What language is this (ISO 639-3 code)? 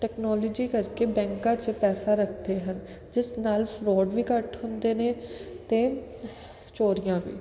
pan